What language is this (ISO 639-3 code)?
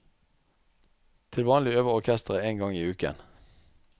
nor